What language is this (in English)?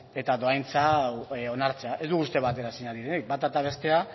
Basque